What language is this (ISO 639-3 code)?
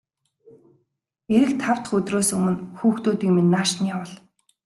mon